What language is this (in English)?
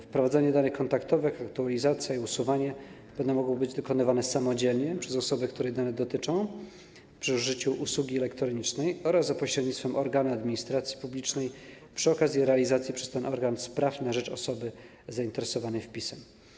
Polish